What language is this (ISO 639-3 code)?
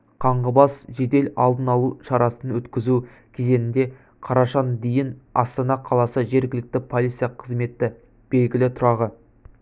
kaz